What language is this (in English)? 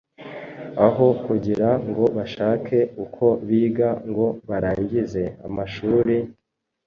Kinyarwanda